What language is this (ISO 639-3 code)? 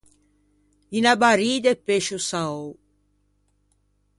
lij